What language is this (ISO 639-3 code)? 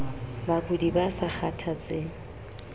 sot